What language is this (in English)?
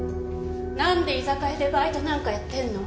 Japanese